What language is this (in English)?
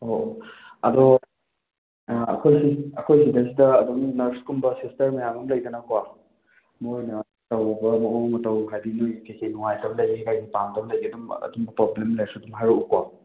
Manipuri